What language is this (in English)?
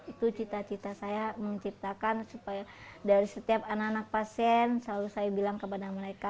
Indonesian